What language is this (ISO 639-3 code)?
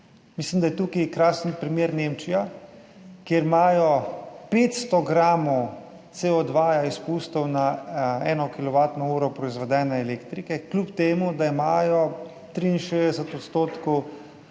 slv